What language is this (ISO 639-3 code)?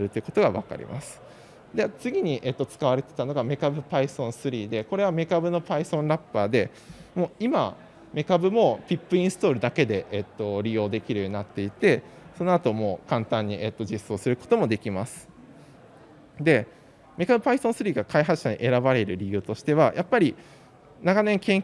jpn